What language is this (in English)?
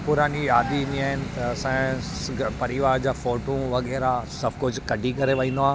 Sindhi